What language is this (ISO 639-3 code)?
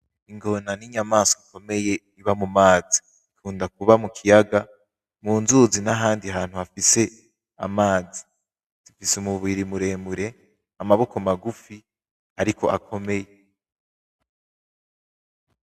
run